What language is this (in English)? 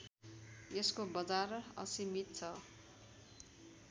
Nepali